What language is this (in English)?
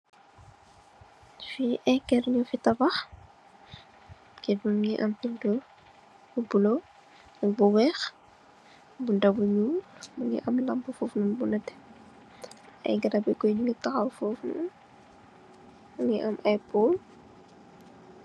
Wolof